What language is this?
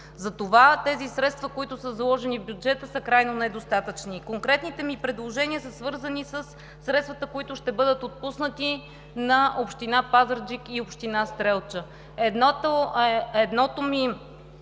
Bulgarian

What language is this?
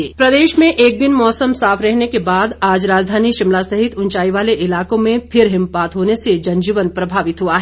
Hindi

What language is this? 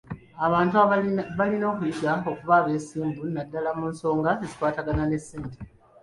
Ganda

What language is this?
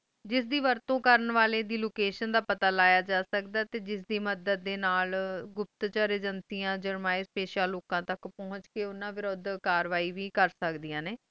Punjabi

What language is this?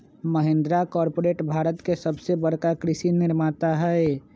Magahi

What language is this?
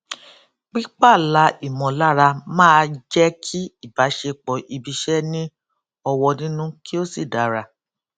Yoruba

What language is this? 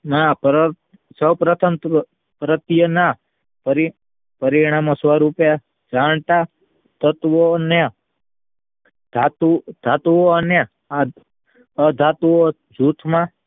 Gujarati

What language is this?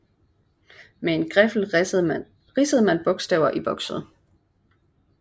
Danish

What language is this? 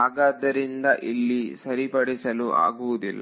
Kannada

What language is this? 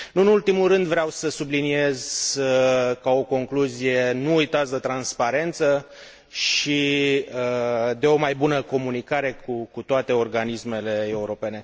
Romanian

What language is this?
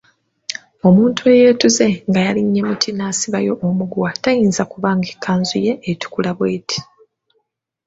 Ganda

